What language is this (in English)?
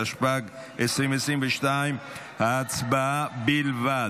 Hebrew